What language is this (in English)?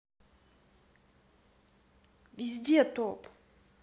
Russian